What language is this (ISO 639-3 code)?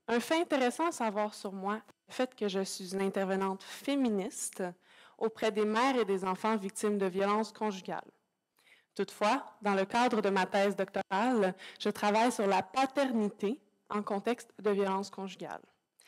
fra